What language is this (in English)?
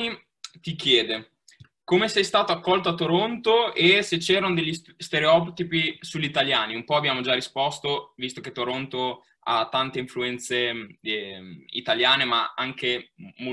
Italian